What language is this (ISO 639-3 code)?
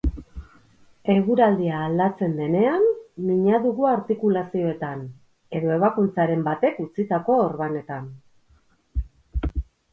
eus